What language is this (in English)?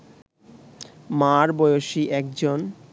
Bangla